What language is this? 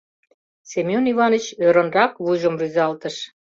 Mari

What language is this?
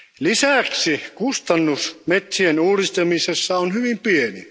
Finnish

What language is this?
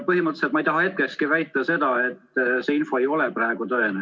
Estonian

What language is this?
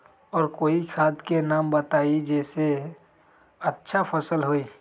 Magahi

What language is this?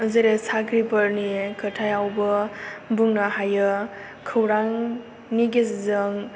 Bodo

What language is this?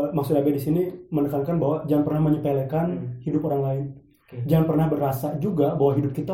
Indonesian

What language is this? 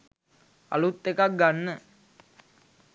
Sinhala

